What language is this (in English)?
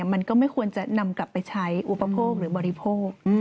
Thai